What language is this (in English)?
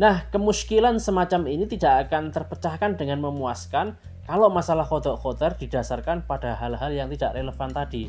Indonesian